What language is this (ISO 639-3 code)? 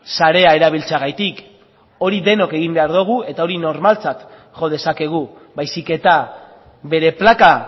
eus